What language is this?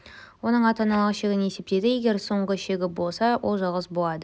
Kazakh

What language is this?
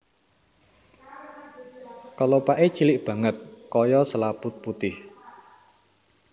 Javanese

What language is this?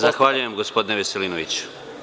Serbian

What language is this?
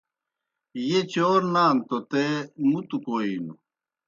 Kohistani Shina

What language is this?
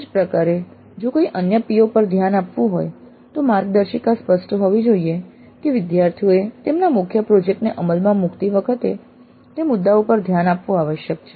Gujarati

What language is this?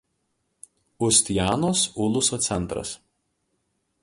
Lithuanian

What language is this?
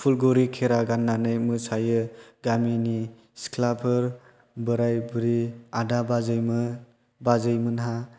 Bodo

